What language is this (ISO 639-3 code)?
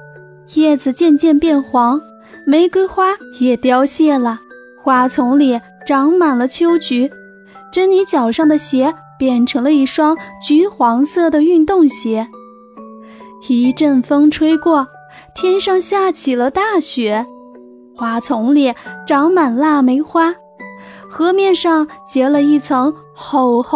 zho